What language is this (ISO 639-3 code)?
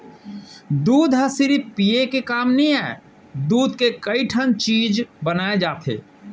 hne